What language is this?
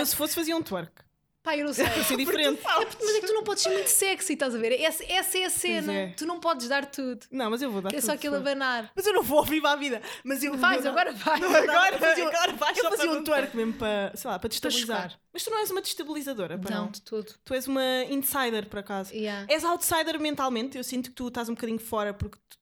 Portuguese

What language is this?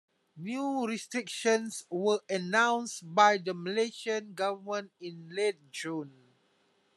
English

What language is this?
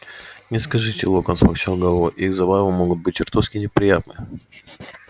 Russian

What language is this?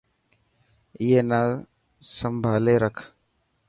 Dhatki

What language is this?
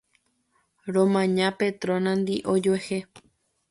Guarani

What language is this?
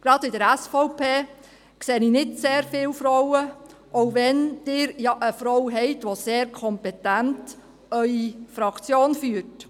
Swiss German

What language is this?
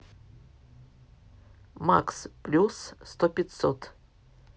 Russian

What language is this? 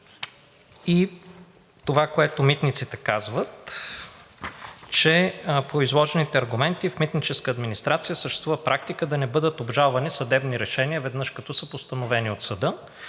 Bulgarian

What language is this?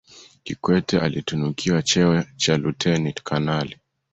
Swahili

